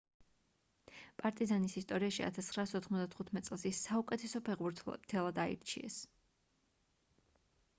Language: Georgian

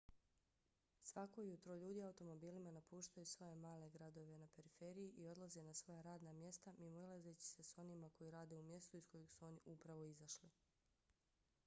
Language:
Bosnian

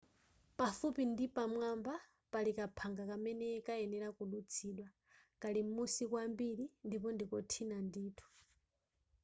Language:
Nyanja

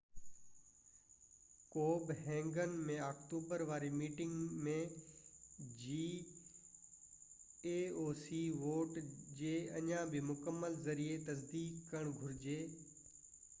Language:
Sindhi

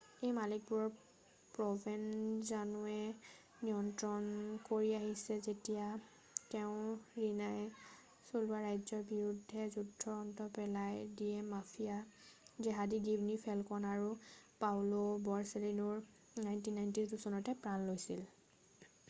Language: Assamese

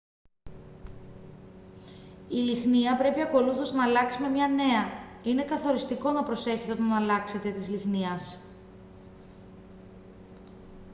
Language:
Greek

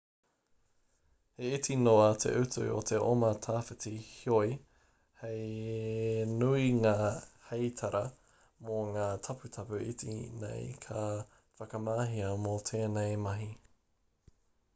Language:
Māori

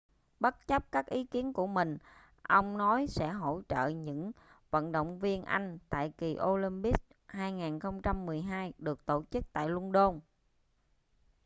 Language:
Vietnamese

